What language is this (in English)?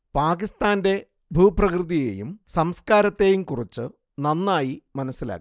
Malayalam